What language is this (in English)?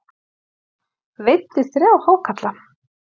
Icelandic